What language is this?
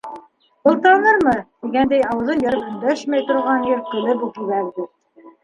Bashkir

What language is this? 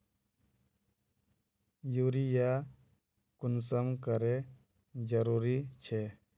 Magahi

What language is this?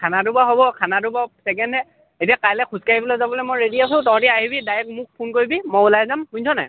Assamese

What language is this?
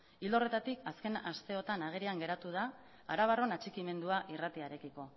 Basque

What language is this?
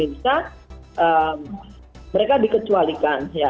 Indonesian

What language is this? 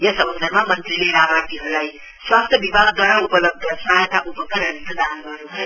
Nepali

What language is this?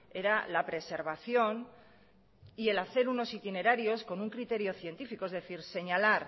Spanish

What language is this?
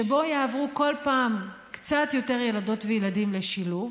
Hebrew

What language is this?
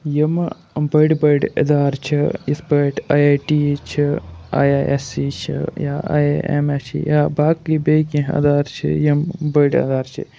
Kashmiri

